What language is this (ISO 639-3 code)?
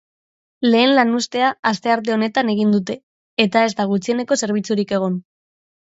eus